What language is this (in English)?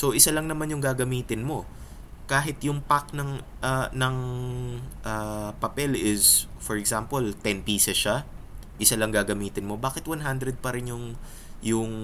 Filipino